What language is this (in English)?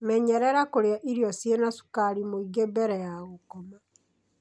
Kikuyu